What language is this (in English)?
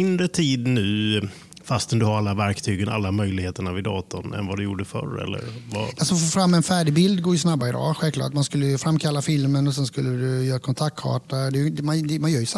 Swedish